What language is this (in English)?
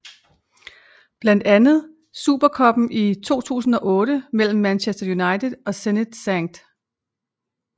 Danish